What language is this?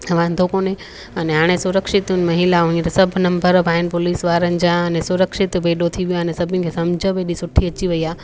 Sindhi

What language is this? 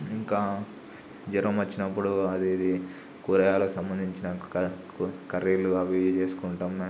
Telugu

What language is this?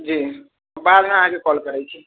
Maithili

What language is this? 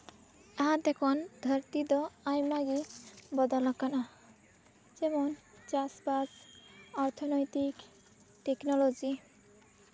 Santali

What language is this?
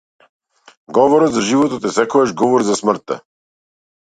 Macedonian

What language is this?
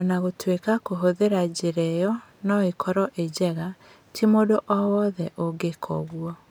Kikuyu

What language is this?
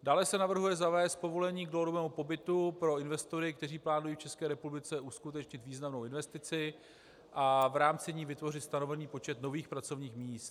Czech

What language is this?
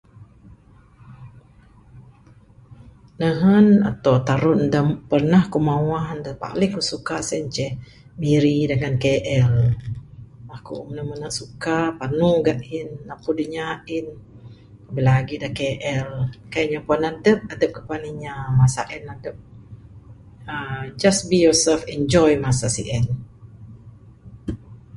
Bukar-Sadung Bidayuh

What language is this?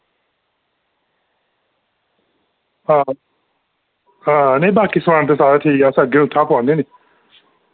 Dogri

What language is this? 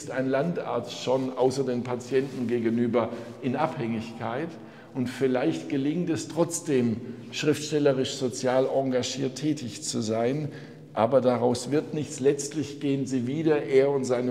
German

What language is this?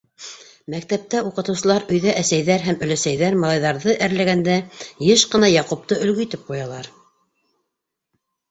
Bashkir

